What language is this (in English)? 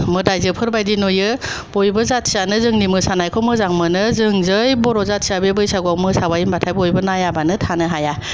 Bodo